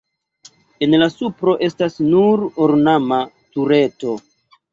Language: Esperanto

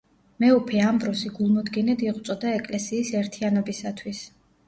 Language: Georgian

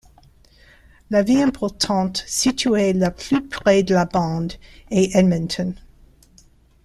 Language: French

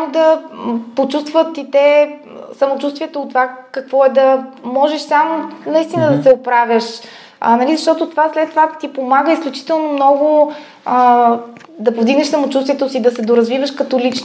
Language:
Bulgarian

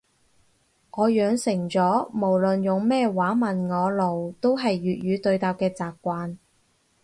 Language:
Cantonese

